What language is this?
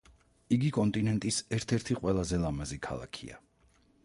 Georgian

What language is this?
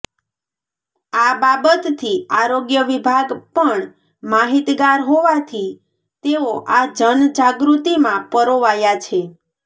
Gujarati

